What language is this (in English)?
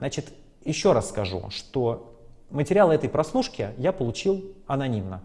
Russian